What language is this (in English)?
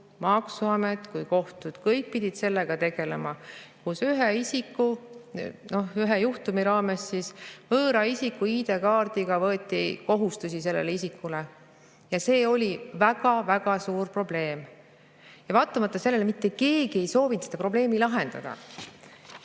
Estonian